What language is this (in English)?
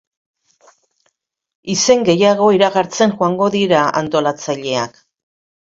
Basque